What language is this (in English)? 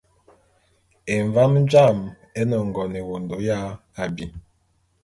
Bulu